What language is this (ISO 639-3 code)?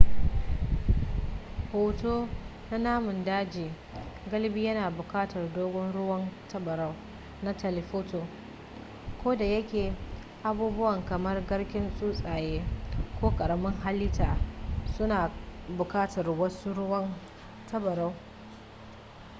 hau